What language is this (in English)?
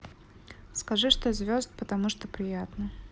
Russian